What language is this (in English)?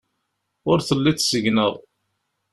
Kabyle